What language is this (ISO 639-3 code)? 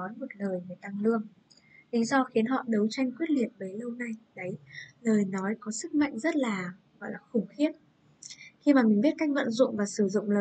vie